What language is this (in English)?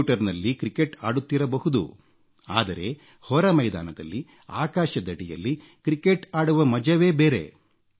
Kannada